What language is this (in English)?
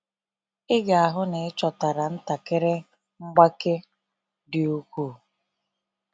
Igbo